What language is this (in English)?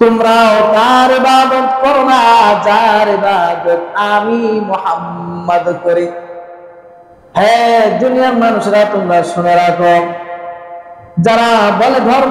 Arabic